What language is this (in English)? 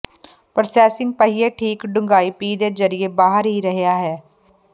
Punjabi